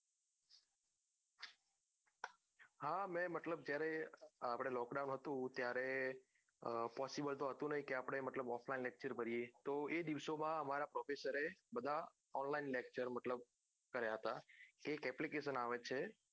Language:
Gujarati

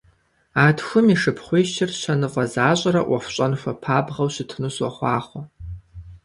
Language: Kabardian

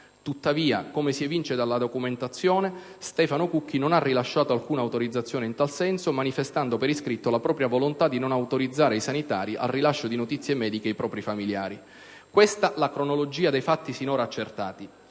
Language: Italian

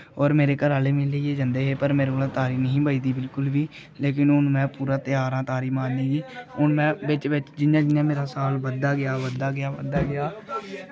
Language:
Dogri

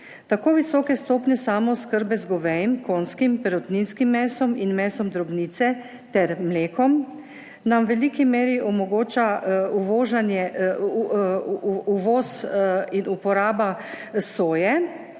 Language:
Slovenian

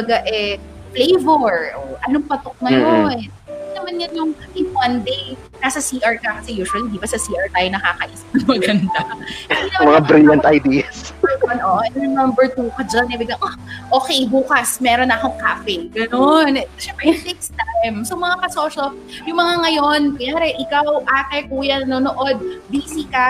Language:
Filipino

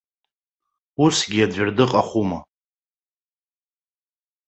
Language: Abkhazian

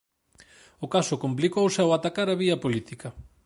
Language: Galician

